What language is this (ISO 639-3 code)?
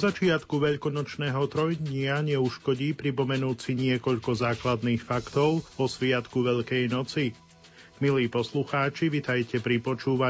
slk